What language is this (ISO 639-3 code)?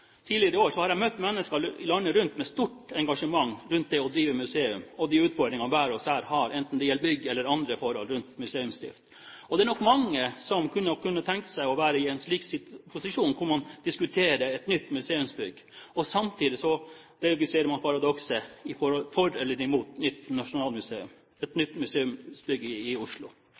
nob